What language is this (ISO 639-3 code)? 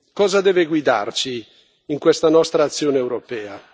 ita